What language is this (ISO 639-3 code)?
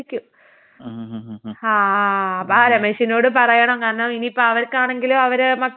mal